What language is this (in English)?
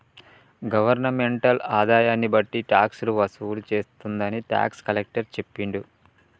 Telugu